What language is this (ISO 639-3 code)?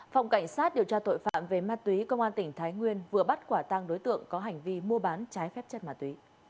vie